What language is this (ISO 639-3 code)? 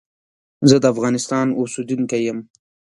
pus